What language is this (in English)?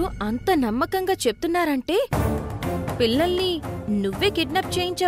Telugu